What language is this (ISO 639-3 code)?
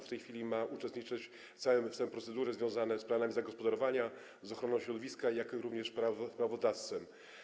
pol